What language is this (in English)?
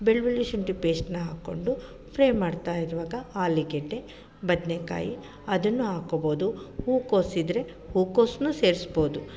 Kannada